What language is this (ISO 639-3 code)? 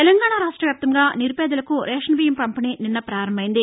tel